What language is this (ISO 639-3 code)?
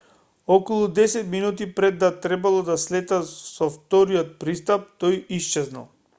mkd